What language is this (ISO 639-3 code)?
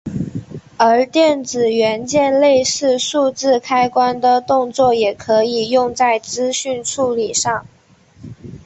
zho